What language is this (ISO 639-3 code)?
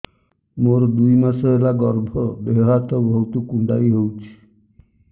ori